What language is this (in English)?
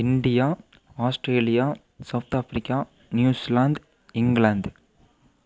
Tamil